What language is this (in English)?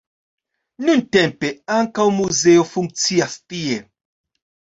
Esperanto